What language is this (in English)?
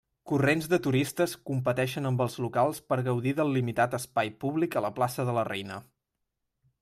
Catalan